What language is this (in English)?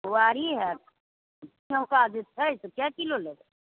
Maithili